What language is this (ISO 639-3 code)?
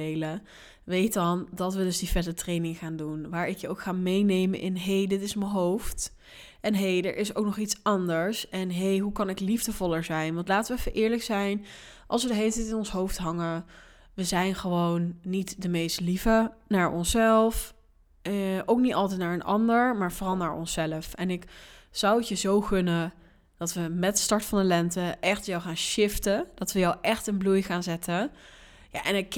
nld